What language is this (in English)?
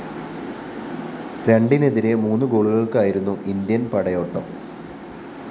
Malayalam